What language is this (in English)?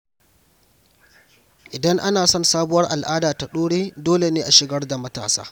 Hausa